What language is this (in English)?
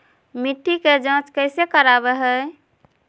Magahi